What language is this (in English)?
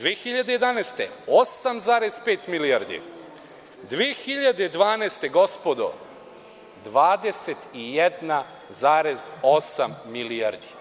Serbian